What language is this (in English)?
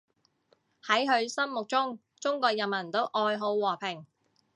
Cantonese